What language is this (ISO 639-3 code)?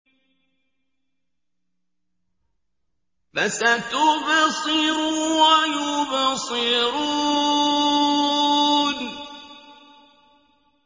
ara